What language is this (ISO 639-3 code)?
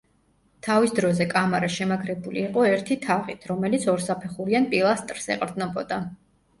kat